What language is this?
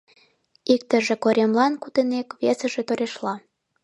Mari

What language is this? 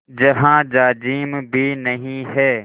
Hindi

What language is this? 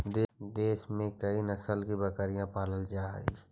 Magahi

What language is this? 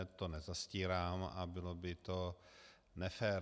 Czech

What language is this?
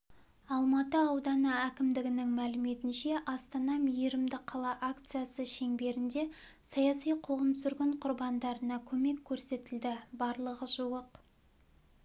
Kazakh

